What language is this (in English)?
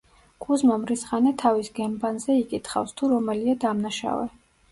Georgian